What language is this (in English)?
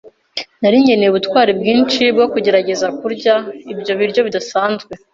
Kinyarwanda